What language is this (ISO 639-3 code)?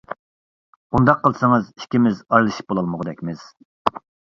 uig